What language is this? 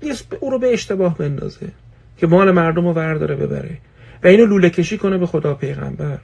Persian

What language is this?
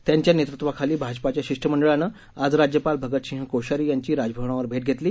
Marathi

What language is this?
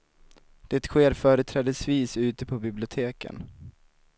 Swedish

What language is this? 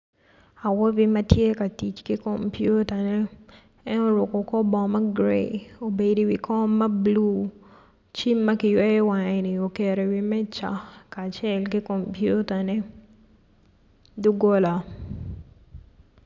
Acoli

